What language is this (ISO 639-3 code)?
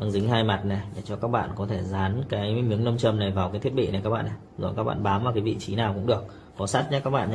vie